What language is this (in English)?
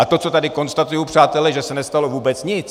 Czech